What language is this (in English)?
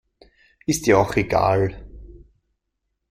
German